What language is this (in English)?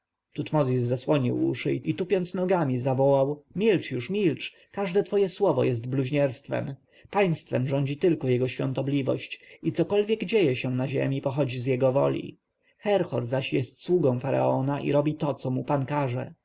Polish